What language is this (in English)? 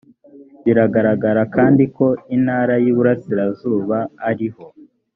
Kinyarwanda